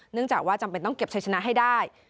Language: Thai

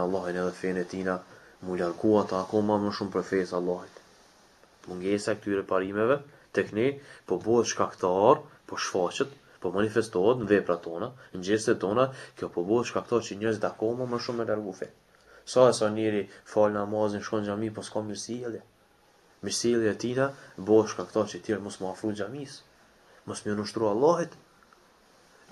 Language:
Romanian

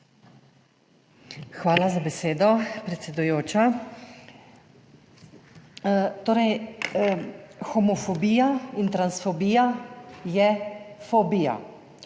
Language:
Slovenian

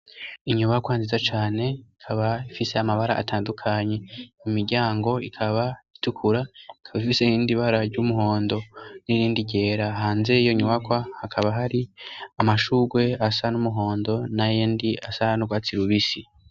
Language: Rundi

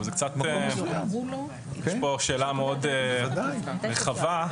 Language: Hebrew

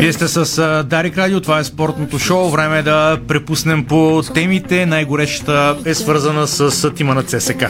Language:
Bulgarian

